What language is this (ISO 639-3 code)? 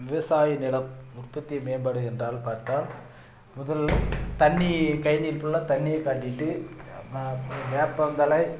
tam